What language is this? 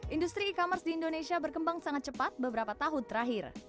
Indonesian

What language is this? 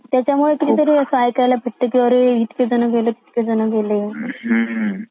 Marathi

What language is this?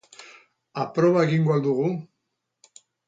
Basque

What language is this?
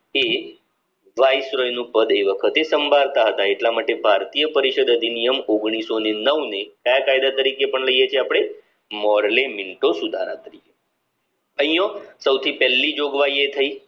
Gujarati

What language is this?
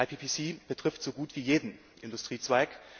German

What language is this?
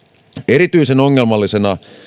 Finnish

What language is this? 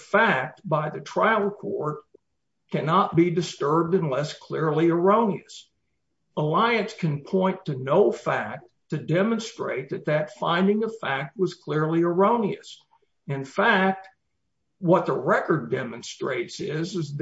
English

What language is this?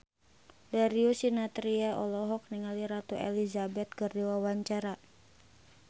Sundanese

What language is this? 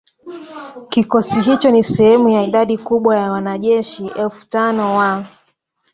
Swahili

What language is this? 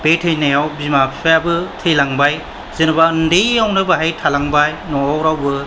Bodo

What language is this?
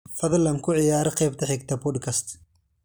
Somali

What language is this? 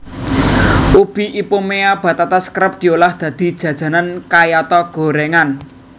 Javanese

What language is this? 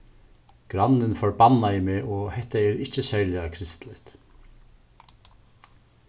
Faroese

